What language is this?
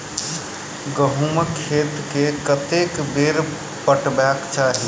Maithili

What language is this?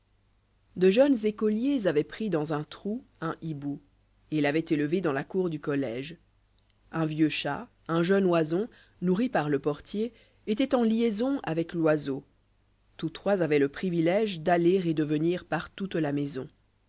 French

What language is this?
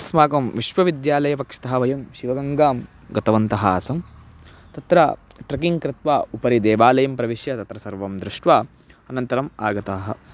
Sanskrit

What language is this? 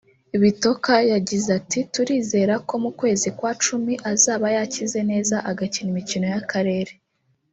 Kinyarwanda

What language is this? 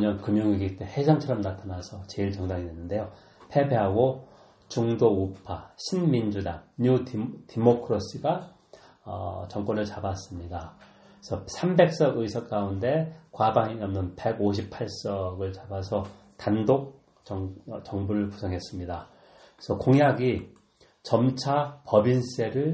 Korean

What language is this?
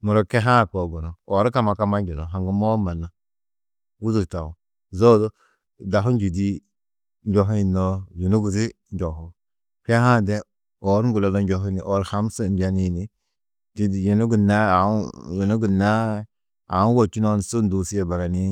Tedaga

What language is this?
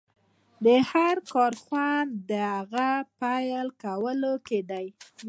Pashto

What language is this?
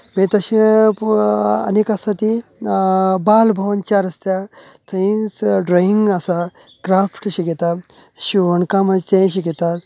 Konkani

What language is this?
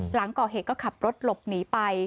Thai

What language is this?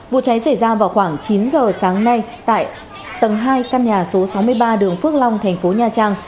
Vietnamese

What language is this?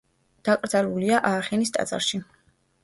Georgian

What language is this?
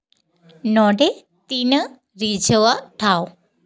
Santali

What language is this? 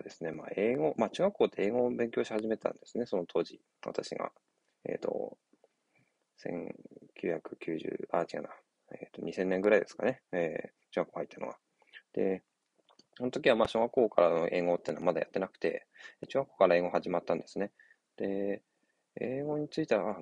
Japanese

